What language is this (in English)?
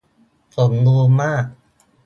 Thai